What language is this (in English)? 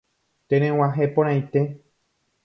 Guarani